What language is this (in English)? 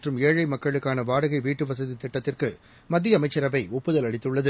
Tamil